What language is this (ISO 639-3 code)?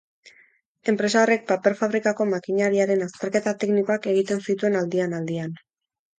eus